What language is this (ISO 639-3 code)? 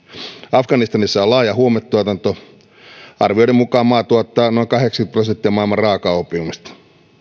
fin